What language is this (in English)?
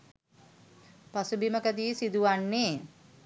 Sinhala